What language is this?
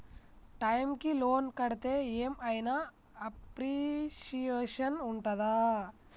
Telugu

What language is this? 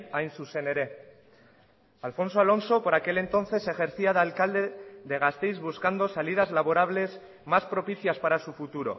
Spanish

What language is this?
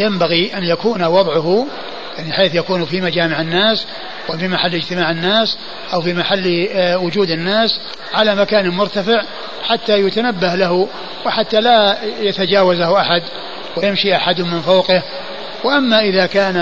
Arabic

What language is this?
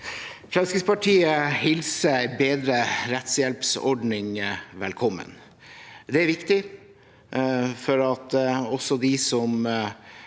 Norwegian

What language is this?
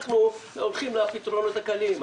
Hebrew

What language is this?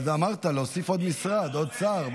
Hebrew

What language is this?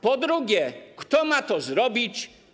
Polish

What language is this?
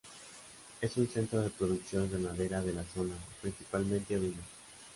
Spanish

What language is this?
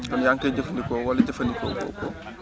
Wolof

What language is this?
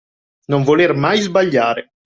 Italian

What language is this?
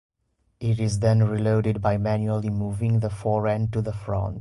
English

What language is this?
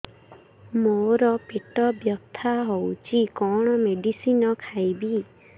Odia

